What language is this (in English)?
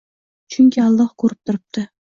Uzbek